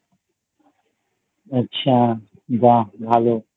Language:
Bangla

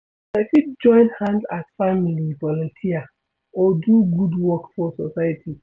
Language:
Nigerian Pidgin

